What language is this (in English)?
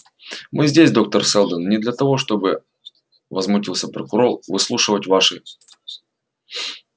Russian